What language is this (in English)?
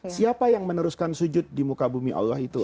Indonesian